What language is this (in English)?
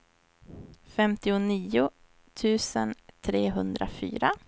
Swedish